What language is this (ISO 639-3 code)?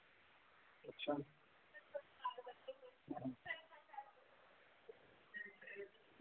doi